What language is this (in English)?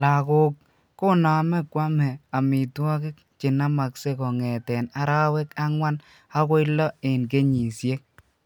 Kalenjin